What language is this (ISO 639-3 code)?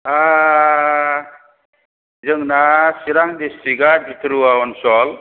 brx